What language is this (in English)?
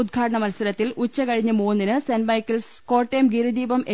Malayalam